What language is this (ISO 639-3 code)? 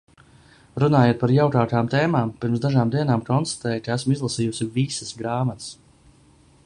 lav